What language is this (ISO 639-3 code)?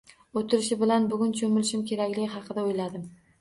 uzb